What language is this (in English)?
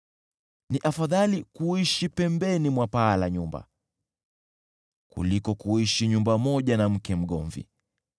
Swahili